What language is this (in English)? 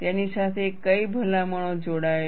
Gujarati